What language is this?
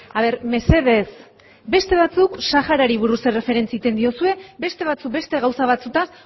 Basque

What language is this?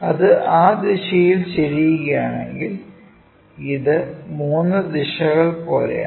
Malayalam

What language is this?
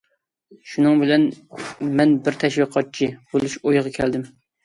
Uyghur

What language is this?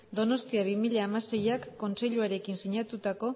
Basque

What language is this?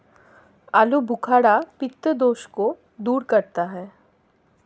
Hindi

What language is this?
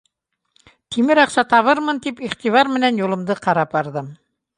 Bashkir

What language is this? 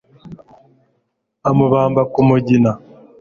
Kinyarwanda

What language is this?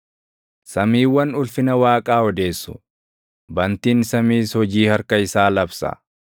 Oromo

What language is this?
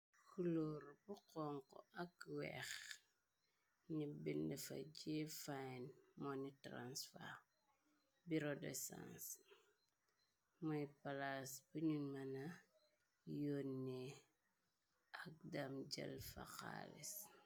Wolof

